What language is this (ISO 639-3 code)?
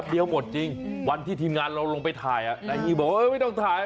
tha